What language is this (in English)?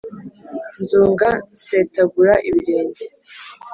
Kinyarwanda